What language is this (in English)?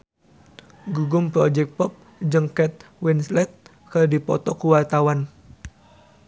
Sundanese